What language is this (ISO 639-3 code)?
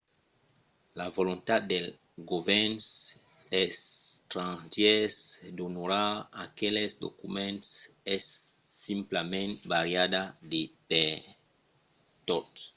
oci